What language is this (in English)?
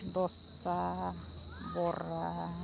Santali